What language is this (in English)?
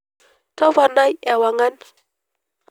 Masai